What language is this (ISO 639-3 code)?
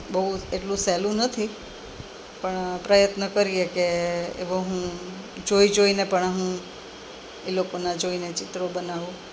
guj